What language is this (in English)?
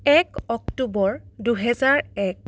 Assamese